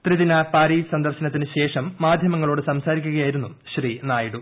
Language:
Malayalam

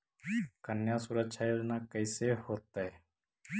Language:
Magahi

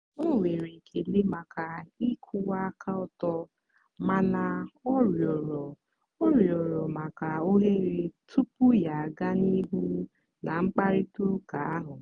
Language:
Igbo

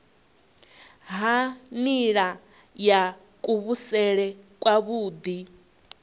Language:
Venda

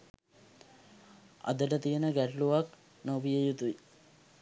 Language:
Sinhala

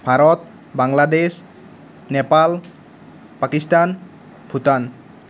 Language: Assamese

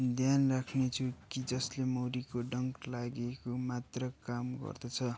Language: Nepali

